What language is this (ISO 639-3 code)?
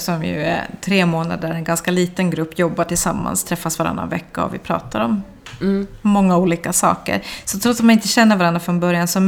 swe